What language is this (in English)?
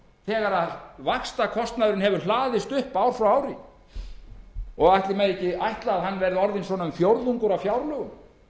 Icelandic